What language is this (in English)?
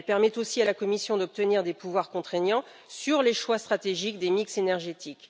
French